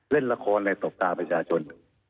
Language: Thai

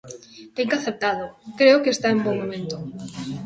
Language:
Galician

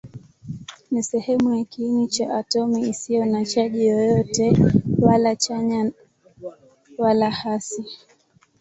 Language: Swahili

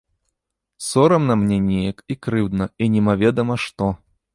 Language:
Belarusian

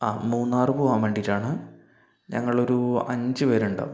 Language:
Malayalam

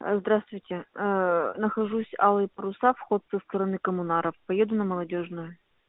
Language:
Russian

